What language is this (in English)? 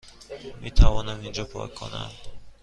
Persian